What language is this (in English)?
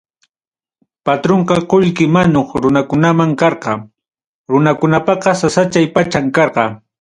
Ayacucho Quechua